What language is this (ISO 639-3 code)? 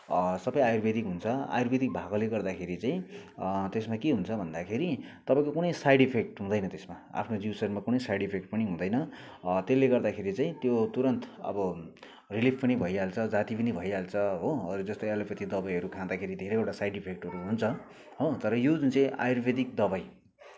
nep